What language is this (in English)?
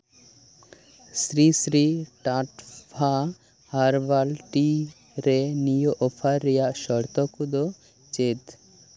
Santali